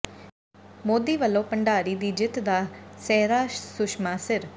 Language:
Punjabi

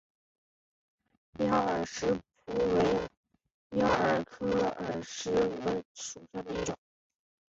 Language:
Chinese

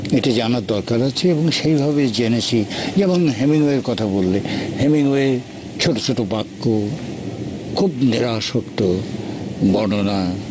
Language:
Bangla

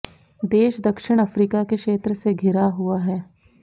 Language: Hindi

